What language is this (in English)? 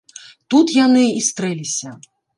Belarusian